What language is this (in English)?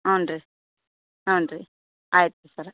Kannada